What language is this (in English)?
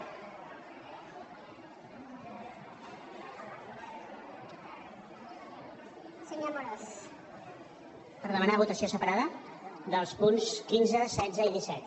Catalan